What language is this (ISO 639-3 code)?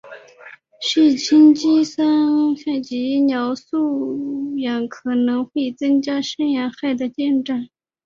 zho